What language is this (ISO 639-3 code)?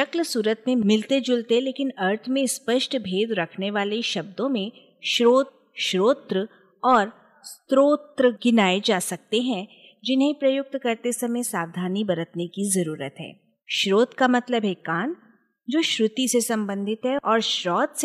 hin